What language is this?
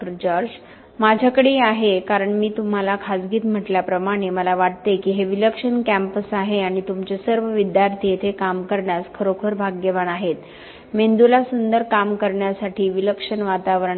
Marathi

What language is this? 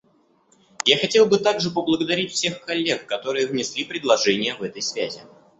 Russian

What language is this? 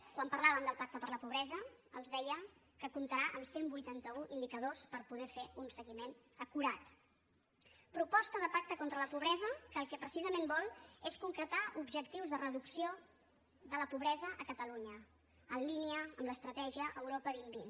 Catalan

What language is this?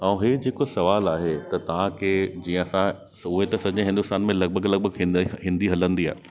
Sindhi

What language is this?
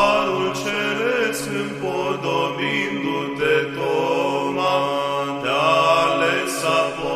Romanian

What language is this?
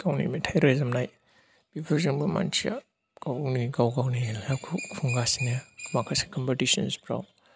Bodo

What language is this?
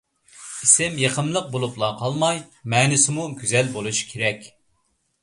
Uyghur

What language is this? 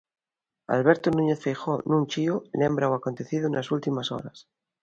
Galician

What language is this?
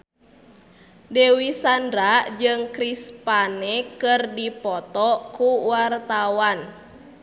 Sundanese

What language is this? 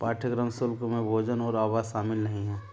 Hindi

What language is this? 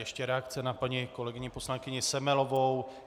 Czech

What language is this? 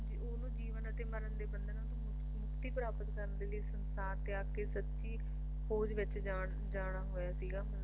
Punjabi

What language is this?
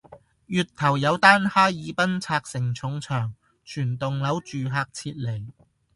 Cantonese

